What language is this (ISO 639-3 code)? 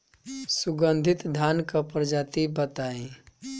bho